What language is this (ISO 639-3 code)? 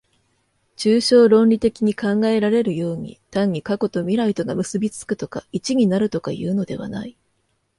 jpn